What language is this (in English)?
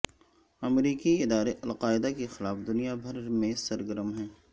Urdu